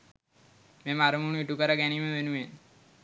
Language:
Sinhala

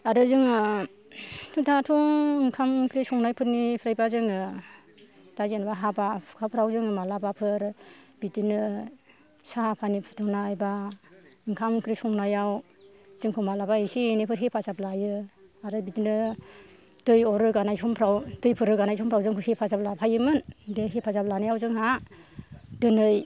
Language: Bodo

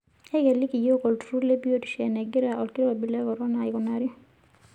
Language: Masai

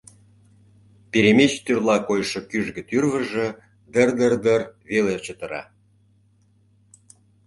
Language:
Mari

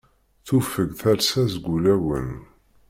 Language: Kabyle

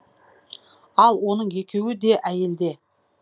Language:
Kazakh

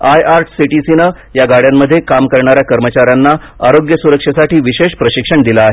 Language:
Marathi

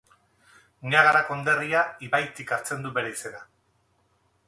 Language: Basque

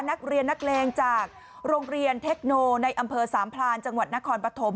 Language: Thai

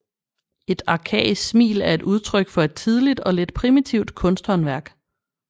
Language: Danish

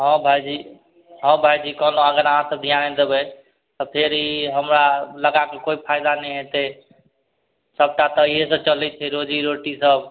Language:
Maithili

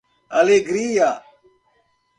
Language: Portuguese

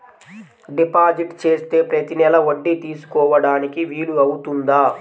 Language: Telugu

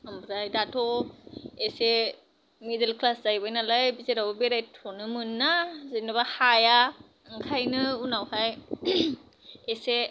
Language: Bodo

